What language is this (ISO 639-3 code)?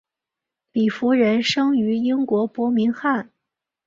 zho